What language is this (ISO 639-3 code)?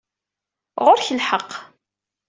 kab